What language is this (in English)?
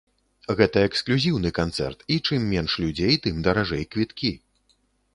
Belarusian